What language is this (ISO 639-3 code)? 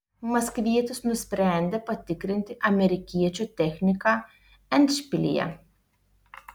lit